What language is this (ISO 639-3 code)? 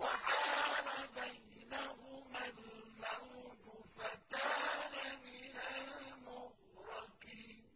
ara